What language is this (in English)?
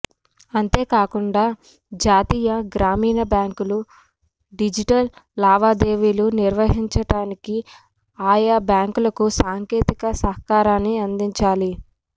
Telugu